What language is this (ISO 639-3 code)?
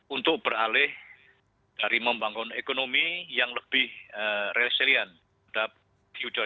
ind